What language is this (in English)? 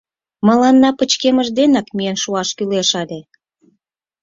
Mari